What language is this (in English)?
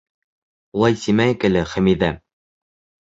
Bashkir